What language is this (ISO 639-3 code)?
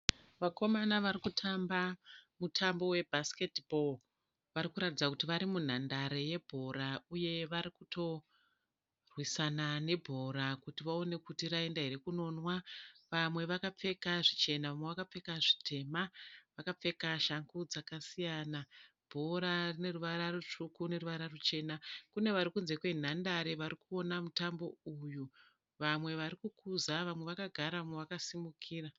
sna